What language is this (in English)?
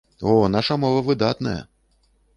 Belarusian